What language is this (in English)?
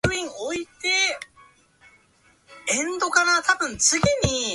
Japanese